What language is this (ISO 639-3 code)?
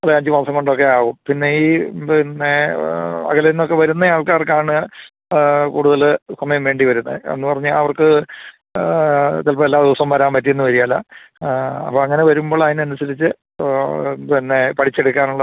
mal